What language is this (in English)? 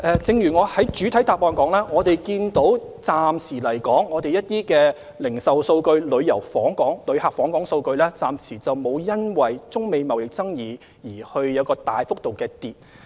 Cantonese